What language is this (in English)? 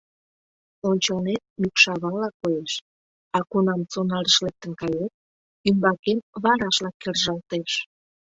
Mari